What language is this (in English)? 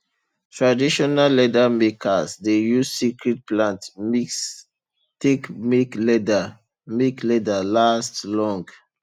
Nigerian Pidgin